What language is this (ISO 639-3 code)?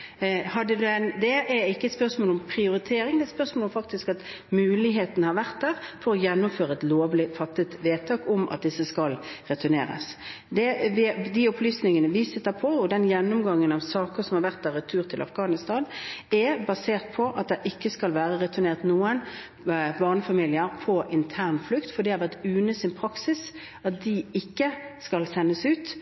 nob